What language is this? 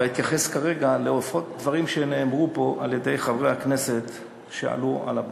Hebrew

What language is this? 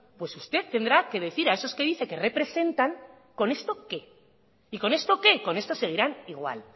Spanish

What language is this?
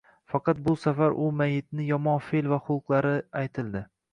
Uzbek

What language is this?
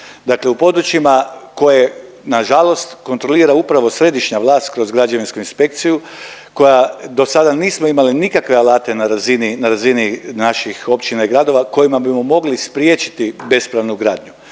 Croatian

